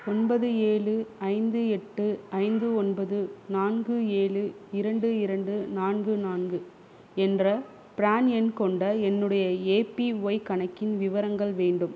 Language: Tamil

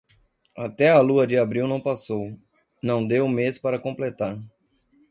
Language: Portuguese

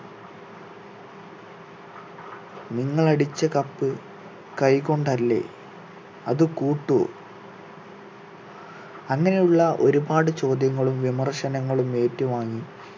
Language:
Malayalam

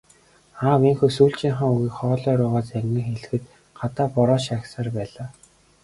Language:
Mongolian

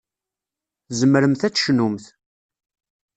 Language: Kabyle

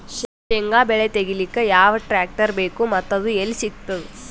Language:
Kannada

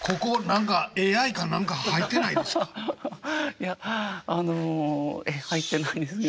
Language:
Japanese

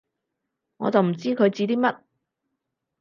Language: Cantonese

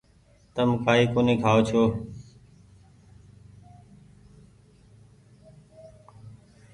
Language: Goaria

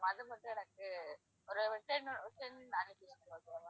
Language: Tamil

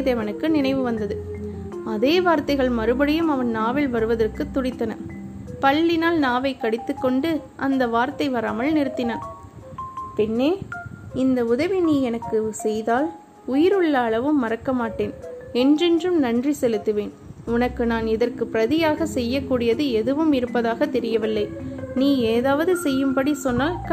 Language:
Tamil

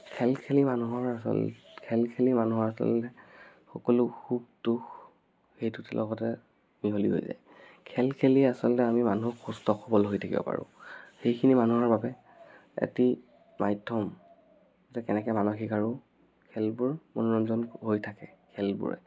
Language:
Assamese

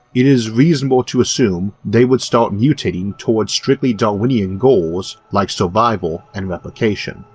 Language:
English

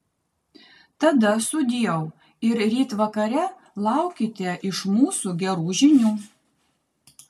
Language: Lithuanian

